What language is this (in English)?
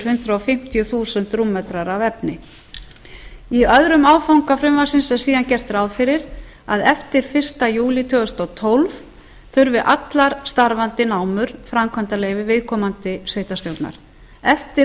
Icelandic